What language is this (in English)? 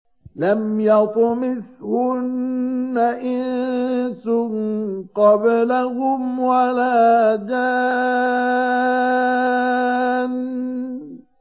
Arabic